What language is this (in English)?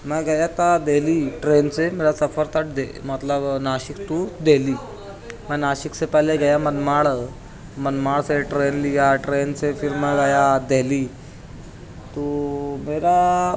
Urdu